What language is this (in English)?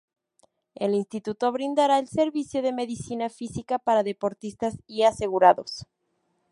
Spanish